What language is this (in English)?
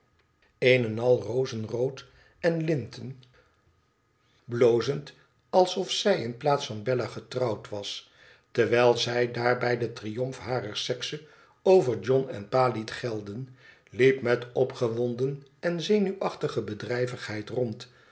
Dutch